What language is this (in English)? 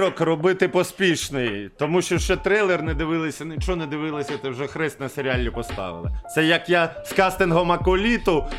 Ukrainian